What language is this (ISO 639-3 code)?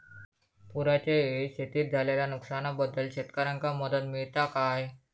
mar